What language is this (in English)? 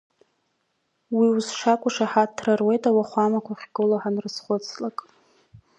Abkhazian